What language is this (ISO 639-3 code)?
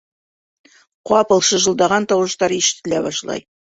bak